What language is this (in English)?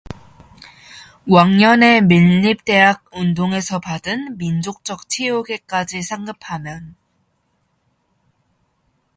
Korean